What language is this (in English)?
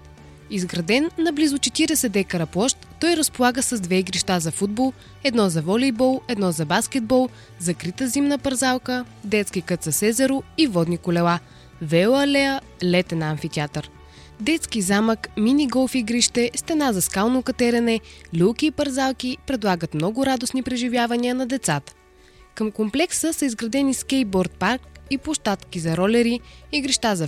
Bulgarian